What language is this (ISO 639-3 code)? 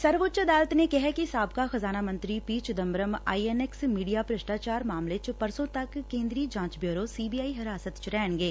pan